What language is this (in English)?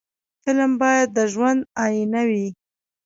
Pashto